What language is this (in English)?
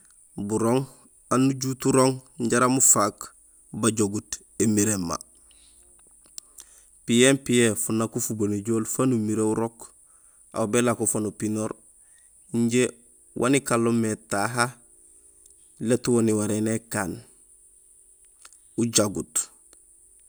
Gusilay